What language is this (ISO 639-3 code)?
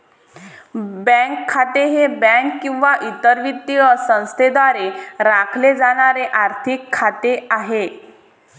mar